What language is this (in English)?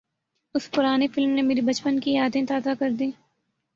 Urdu